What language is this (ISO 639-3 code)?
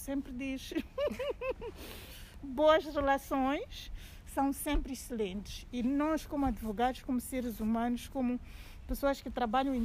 por